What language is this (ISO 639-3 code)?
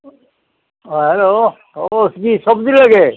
asm